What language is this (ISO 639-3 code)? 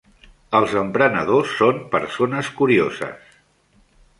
cat